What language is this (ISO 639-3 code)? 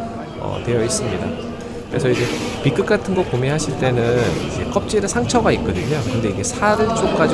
kor